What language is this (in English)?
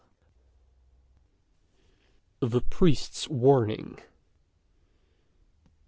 English